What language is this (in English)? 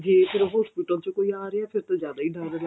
Punjabi